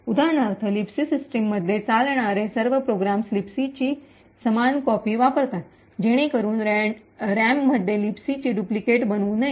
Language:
Marathi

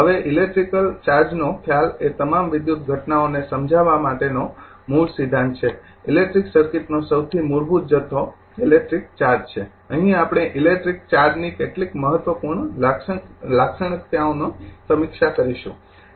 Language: Gujarati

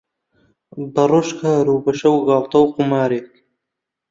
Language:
Central Kurdish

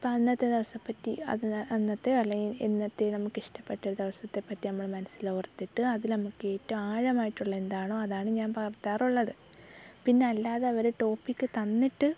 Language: Malayalam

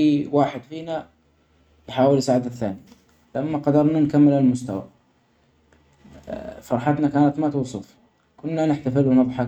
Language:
Omani Arabic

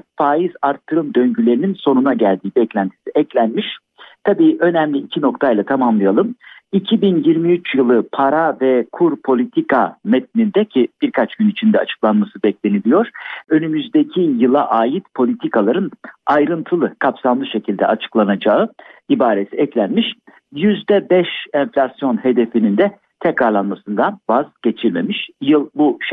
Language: Turkish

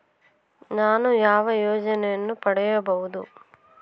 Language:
Kannada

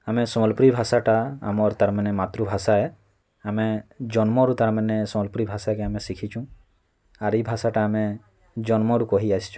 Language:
Odia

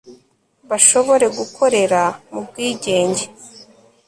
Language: Kinyarwanda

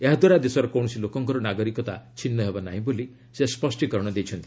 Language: Odia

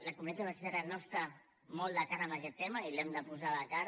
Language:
Catalan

